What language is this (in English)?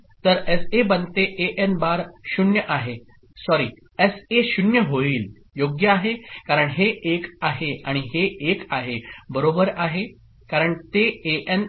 Marathi